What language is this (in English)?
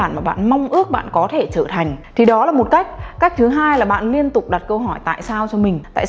Vietnamese